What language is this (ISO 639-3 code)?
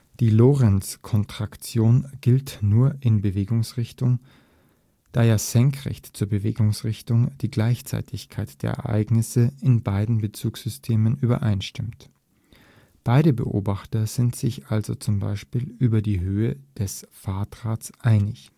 deu